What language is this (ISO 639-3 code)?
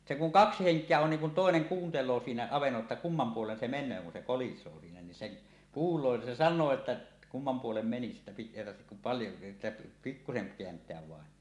fin